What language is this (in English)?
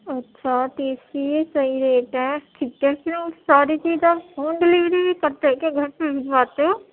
Urdu